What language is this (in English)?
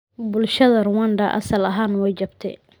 Somali